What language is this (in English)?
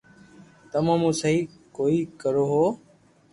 Loarki